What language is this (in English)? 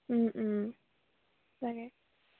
Assamese